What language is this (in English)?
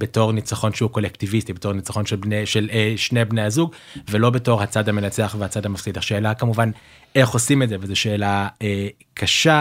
Hebrew